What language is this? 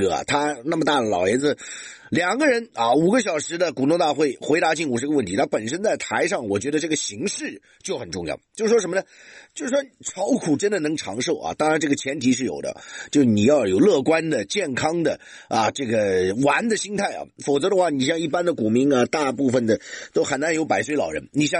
Chinese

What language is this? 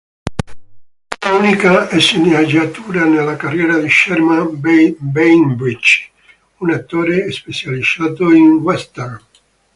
Italian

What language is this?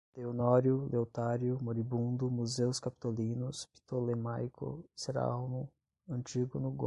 Portuguese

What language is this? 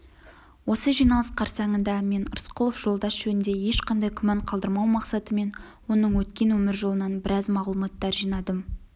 Kazakh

